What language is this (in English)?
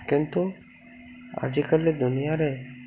Odia